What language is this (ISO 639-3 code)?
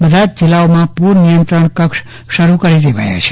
guj